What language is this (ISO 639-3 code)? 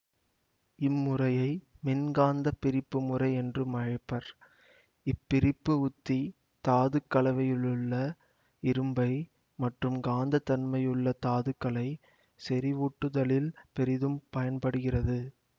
tam